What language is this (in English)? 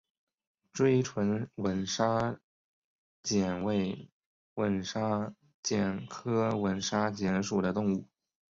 Chinese